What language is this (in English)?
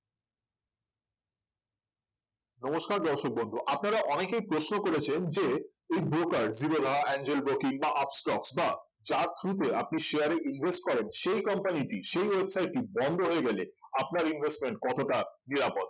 Bangla